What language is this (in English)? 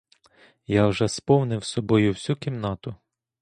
Ukrainian